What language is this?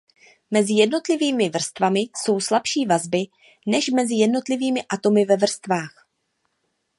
Czech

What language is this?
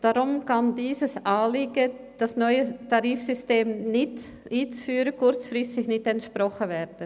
Swiss German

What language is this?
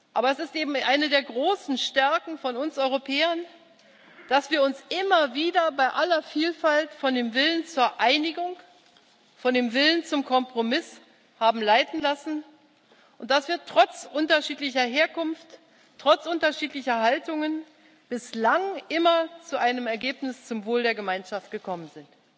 German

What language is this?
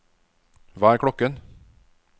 Norwegian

